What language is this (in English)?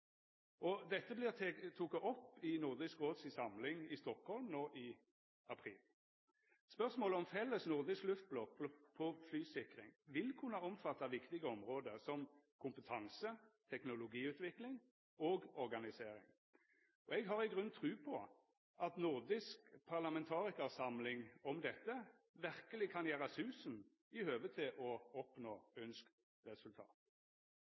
Norwegian Nynorsk